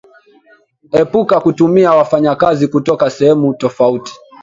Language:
Swahili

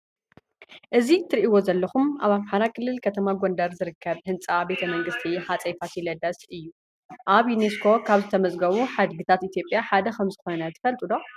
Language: Tigrinya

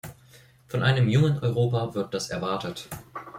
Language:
German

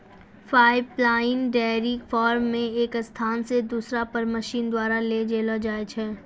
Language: Maithili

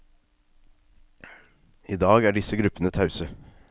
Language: Norwegian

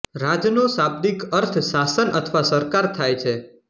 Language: Gujarati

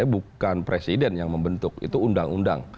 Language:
Indonesian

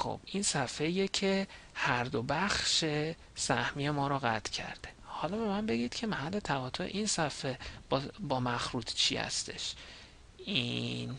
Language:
Persian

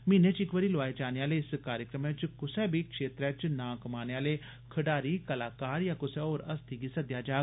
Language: Dogri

